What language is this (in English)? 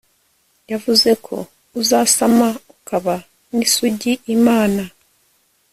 Kinyarwanda